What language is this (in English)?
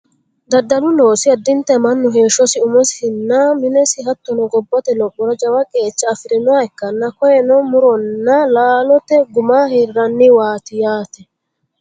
Sidamo